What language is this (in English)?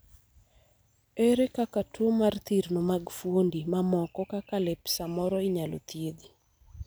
Luo (Kenya and Tanzania)